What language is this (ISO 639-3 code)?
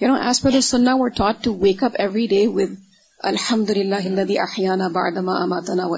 urd